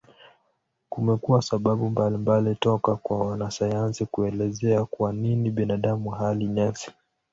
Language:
Swahili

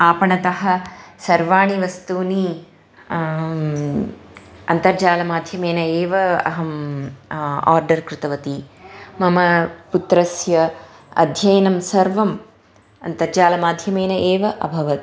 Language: Sanskrit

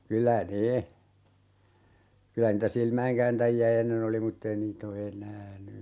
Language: Finnish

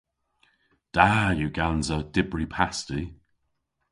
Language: Cornish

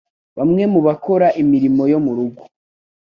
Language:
Kinyarwanda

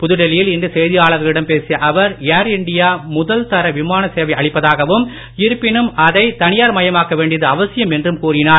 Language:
Tamil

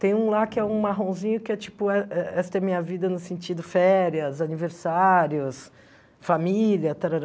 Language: Portuguese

